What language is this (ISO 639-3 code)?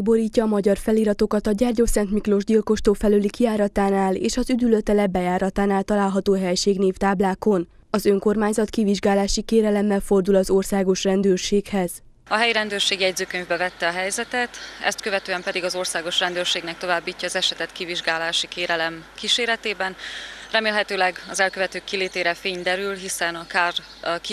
hun